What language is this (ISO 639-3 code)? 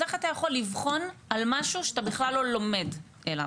heb